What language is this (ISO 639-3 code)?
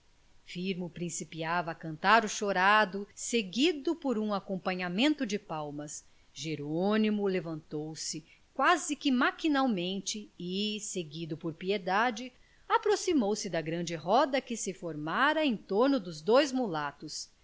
por